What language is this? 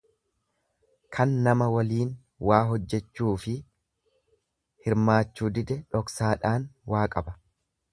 Oromo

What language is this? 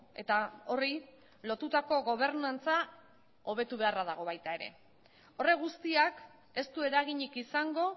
Basque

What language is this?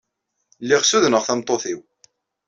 Kabyle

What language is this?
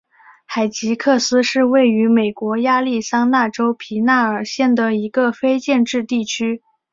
Chinese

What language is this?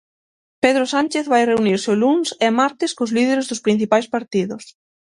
Galician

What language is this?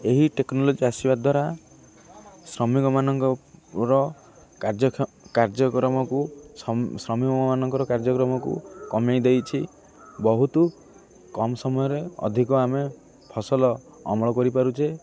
Odia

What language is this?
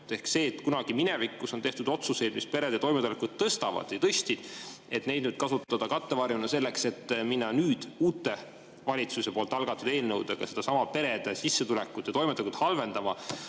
Estonian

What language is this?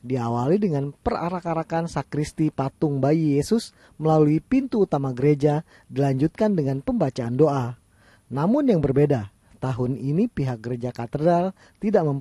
Indonesian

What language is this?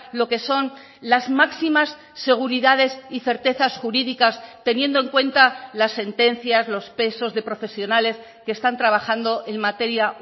Spanish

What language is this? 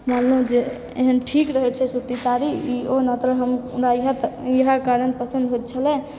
Maithili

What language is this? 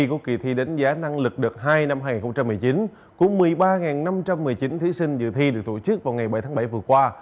Vietnamese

